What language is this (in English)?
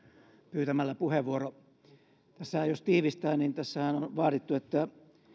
Finnish